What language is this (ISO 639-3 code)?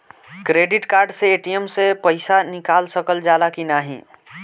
bho